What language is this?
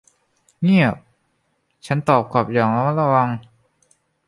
Thai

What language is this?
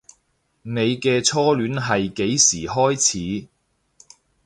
Cantonese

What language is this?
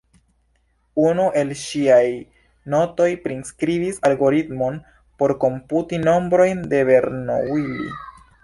Esperanto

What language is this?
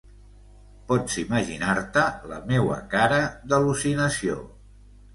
Catalan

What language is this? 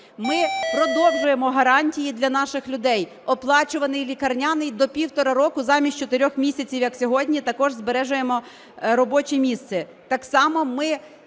Ukrainian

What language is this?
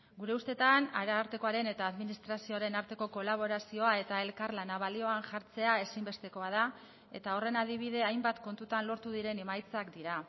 Basque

